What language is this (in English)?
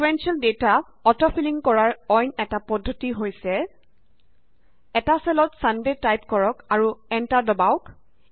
Assamese